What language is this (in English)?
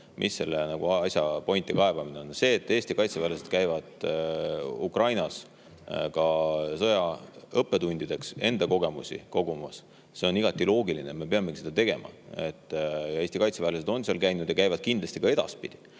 Estonian